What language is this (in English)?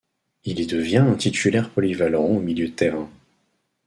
French